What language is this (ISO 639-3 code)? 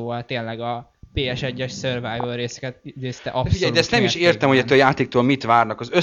hun